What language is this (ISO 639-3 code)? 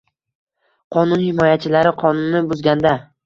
uzb